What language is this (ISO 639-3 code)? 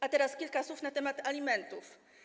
pol